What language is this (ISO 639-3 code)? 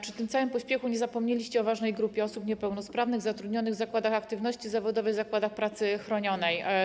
pol